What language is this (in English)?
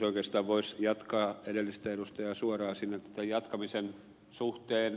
Finnish